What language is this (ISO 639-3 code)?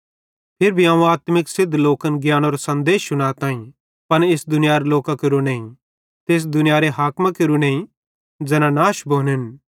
bhd